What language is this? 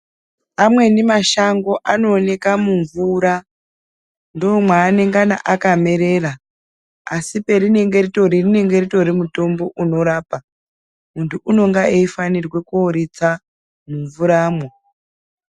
Ndau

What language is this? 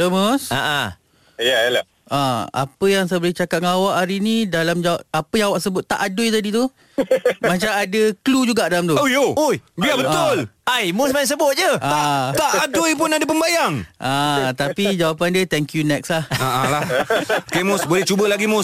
Malay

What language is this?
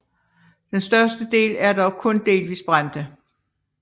Danish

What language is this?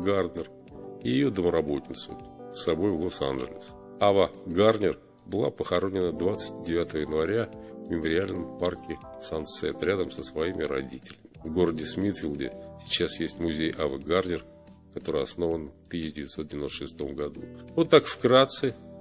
Russian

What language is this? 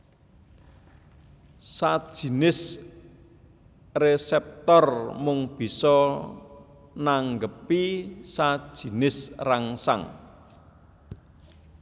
Javanese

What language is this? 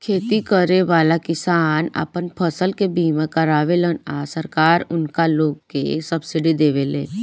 Bhojpuri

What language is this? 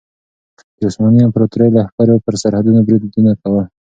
Pashto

